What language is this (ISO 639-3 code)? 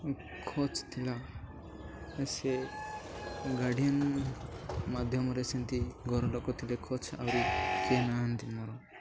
ori